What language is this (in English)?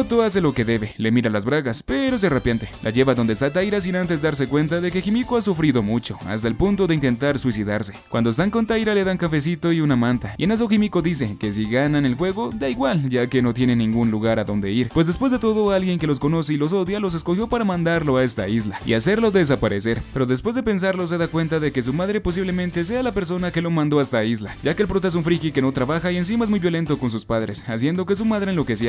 Spanish